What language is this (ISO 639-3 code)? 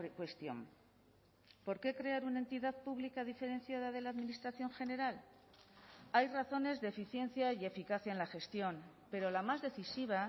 spa